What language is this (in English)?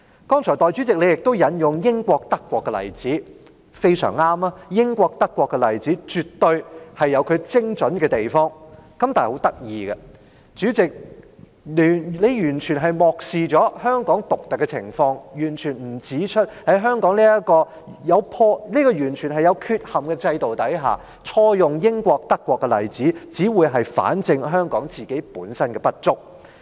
Cantonese